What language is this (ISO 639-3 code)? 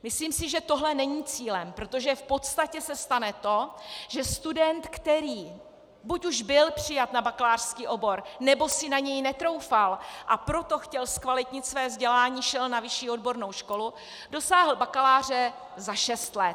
ces